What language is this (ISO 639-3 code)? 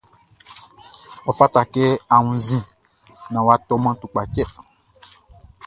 bci